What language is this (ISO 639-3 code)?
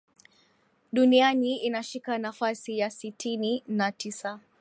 swa